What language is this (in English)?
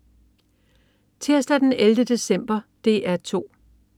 Danish